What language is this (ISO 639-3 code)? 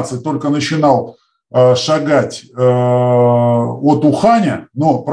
rus